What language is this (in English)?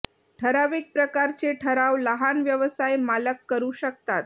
Marathi